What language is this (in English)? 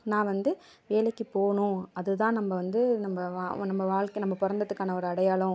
Tamil